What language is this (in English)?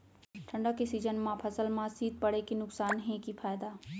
Chhattisgarhi